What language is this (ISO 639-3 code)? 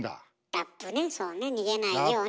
jpn